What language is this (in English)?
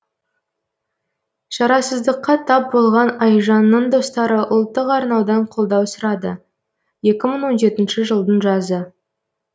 Kazakh